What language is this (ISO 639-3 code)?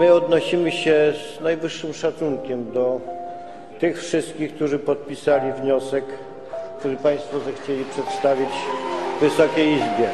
pol